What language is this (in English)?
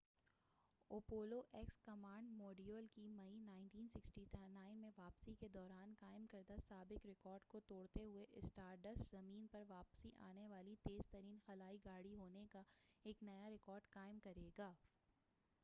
Urdu